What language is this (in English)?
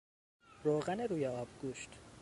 Persian